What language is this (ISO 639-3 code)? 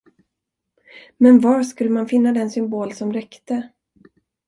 swe